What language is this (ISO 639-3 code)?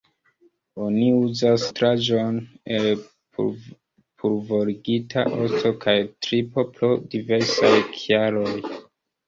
epo